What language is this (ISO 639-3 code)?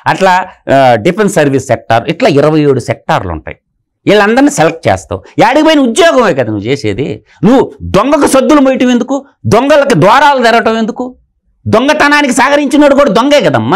tel